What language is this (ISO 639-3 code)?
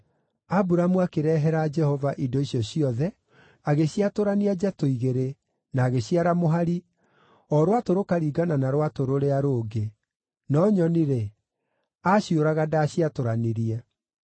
kik